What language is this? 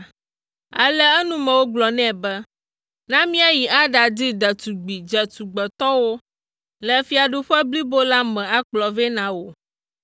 Ewe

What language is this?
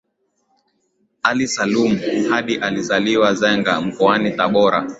Swahili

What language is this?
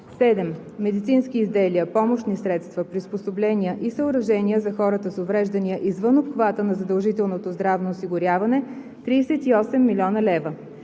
Bulgarian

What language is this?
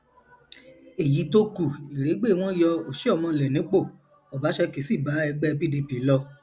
Yoruba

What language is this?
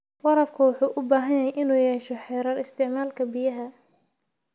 Somali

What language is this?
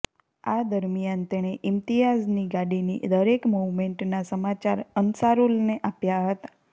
Gujarati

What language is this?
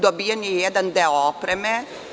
Serbian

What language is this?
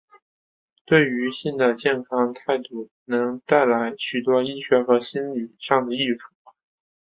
Chinese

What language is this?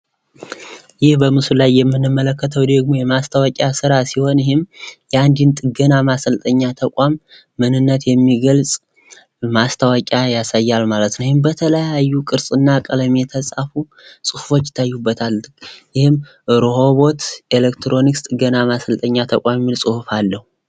Amharic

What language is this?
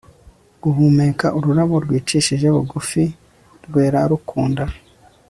Kinyarwanda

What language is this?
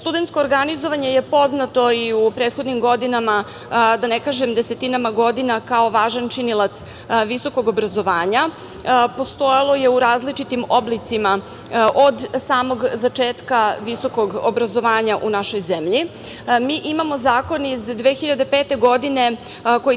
Serbian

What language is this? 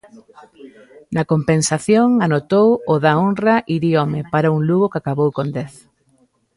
Galician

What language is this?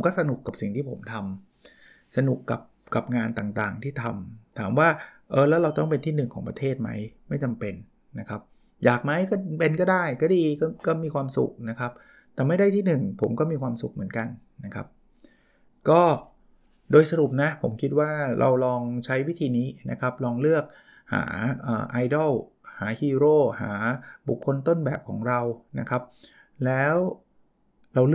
Thai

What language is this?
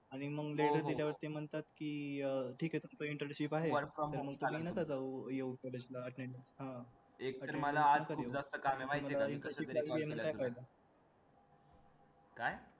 Marathi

